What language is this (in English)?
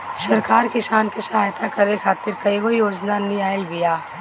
Bhojpuri